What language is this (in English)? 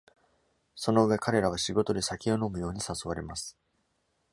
Japanese